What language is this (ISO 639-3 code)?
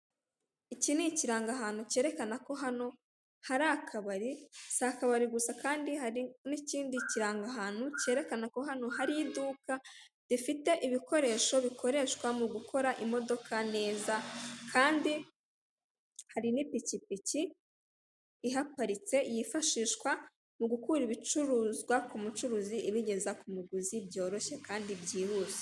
kin